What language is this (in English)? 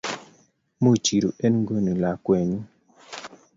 Kalenjin